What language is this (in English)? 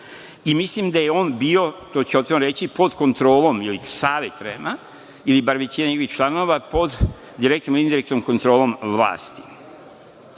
Serbian